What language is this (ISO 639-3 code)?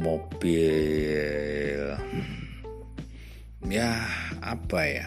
ind